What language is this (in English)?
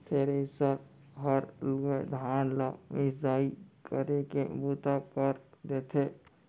Chhattisgarhi